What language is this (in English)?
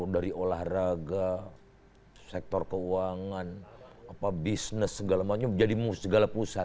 Indonesian